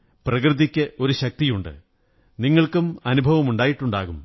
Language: Malayalam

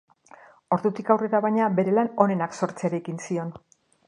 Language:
Basque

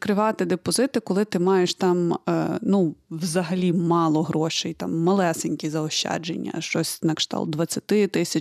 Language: Ukrainian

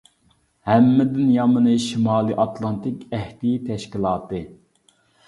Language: Uyghur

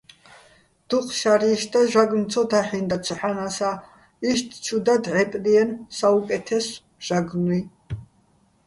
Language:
Bats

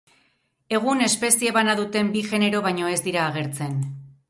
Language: Basque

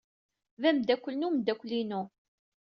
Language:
Kabyle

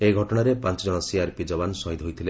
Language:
Odia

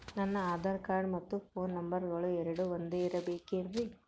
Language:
Kannada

